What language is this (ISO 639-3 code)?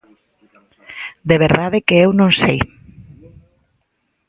glg